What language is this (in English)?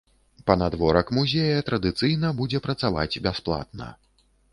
Belarusian